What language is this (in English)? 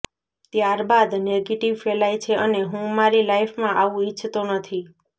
Gujarati